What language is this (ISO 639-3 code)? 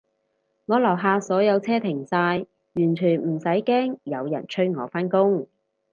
yue